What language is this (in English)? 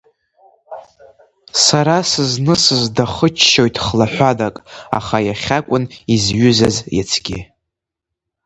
Abkhazian